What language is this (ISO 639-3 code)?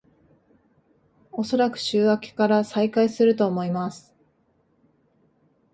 jpn